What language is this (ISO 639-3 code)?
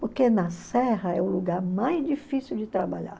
por